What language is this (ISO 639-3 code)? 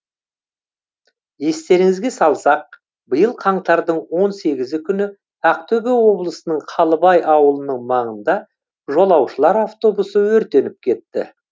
kaz